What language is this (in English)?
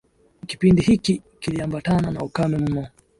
Swahili